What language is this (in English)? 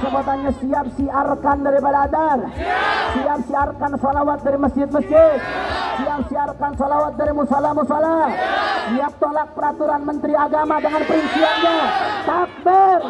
Indonesian